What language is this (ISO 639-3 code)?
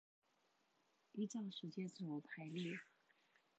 zho